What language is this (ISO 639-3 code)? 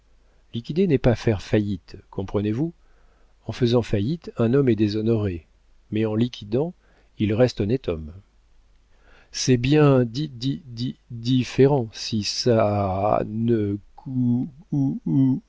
fra